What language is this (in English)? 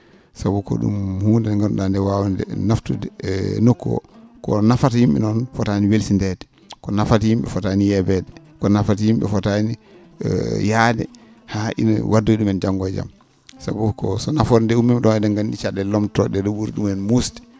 Fula